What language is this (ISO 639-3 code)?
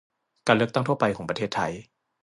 tha